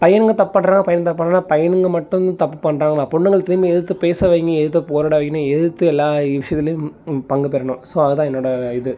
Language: Tamil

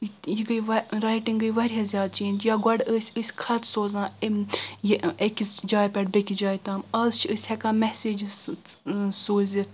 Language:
Kashmiri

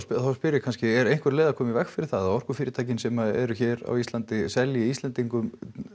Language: Icelandic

